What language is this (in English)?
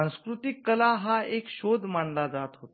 Marathi